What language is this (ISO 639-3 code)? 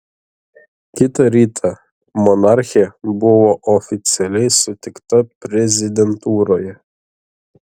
lit